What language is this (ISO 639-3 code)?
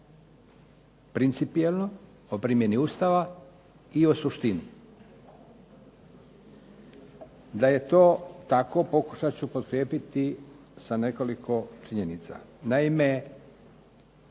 hrv